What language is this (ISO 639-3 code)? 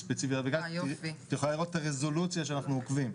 heb